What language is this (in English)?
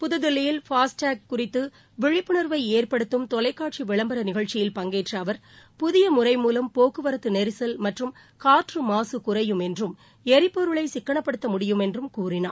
Tamil